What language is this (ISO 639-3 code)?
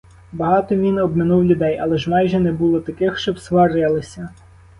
ukr